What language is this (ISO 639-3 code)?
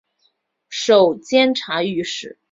zho